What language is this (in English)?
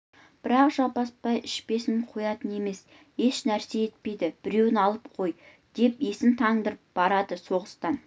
Kazakh